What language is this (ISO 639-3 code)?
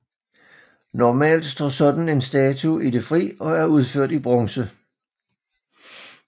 dan